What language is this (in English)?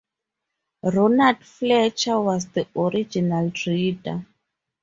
English